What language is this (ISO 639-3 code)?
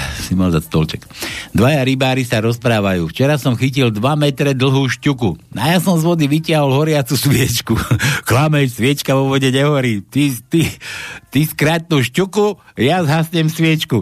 slk